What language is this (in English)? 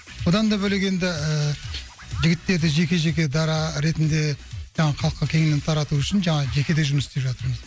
Kazakh